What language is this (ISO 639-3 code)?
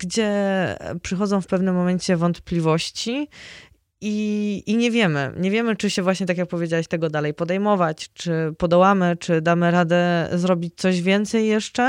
pol